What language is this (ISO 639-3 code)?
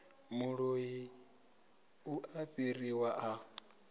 ven